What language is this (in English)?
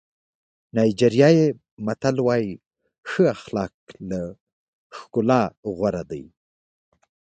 Pashto